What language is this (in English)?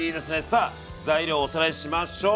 Japanese